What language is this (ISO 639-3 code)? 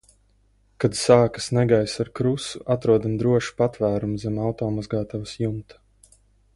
lav